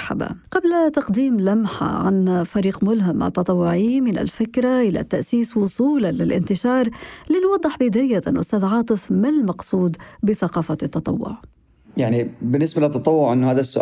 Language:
Arabic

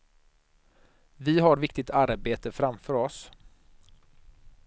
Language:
Swedish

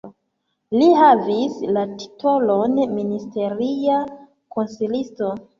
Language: Esperanto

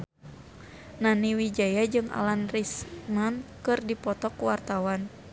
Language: Sundanese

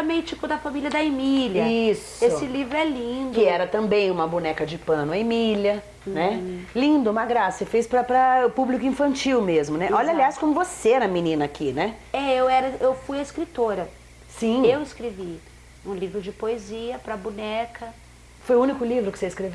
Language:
Portuguese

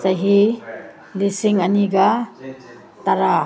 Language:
Manipuri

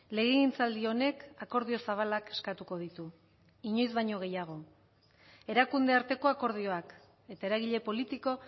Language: Basque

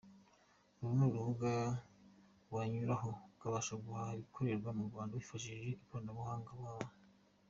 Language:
Kinyarwanda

